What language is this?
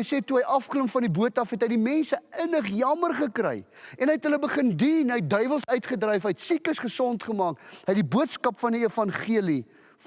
Dutch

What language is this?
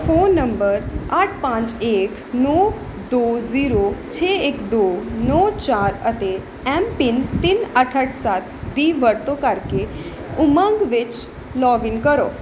Punjabi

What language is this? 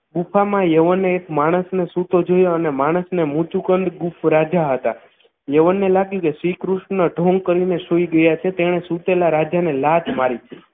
Gujarati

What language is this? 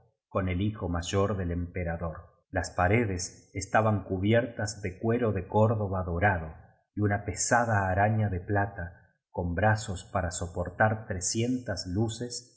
Spanish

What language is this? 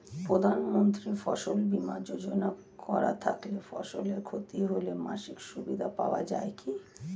Bangla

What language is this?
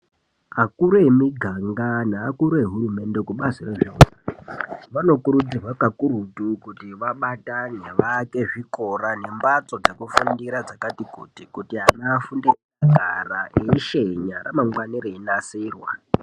Ndau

